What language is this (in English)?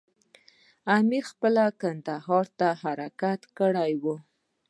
Pashto